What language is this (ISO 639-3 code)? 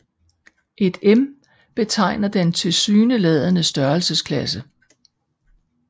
dan